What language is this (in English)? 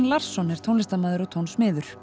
Icelandic